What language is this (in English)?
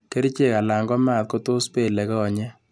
Kalenjin